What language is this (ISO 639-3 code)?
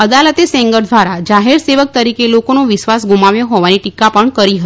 guj